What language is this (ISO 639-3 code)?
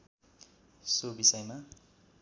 nep